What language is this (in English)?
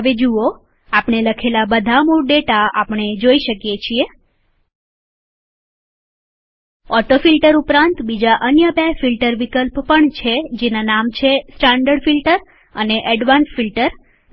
Gujarati